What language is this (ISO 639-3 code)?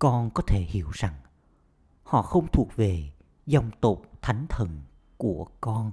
vie